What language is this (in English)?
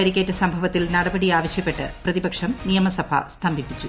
Malayalam